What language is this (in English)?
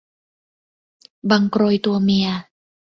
Thai